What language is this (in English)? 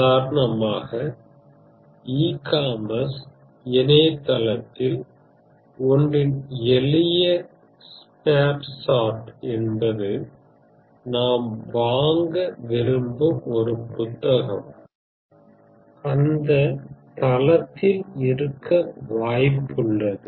Tamil